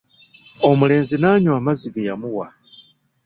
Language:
Ganda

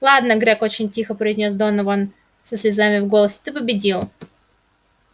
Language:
Russian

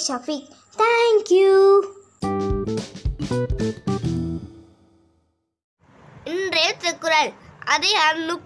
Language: Tamil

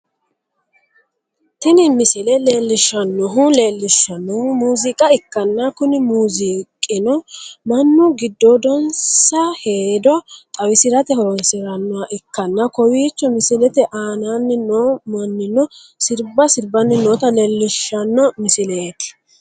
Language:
Sidamo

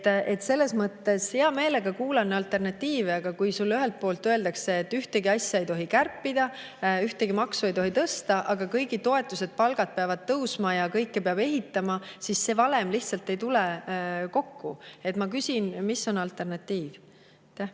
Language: Estonian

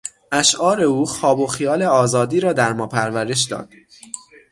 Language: Persian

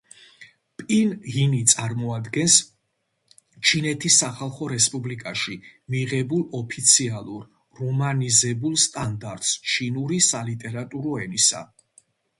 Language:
Georgian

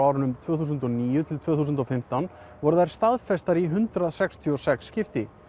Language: Icelandic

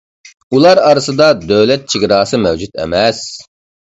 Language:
Uyghur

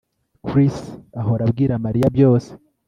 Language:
Kinyarwanda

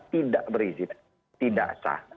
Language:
Indonesian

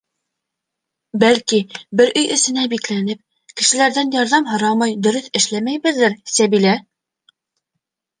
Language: Bashkir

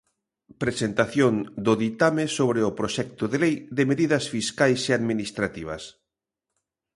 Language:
Galician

